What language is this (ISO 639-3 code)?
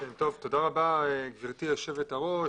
heb